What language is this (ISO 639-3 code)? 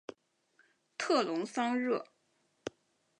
zho